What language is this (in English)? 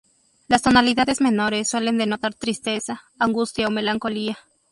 Spanish